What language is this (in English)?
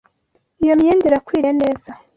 Kinyarwanda